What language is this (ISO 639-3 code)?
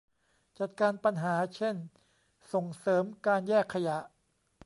tha